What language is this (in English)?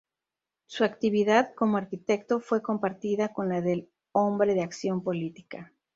Spanish